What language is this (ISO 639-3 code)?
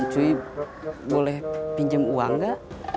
ind